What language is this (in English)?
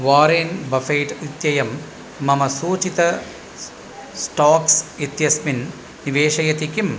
Sanskrit